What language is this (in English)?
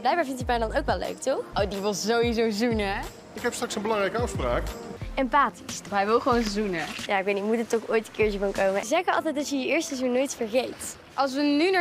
Dutch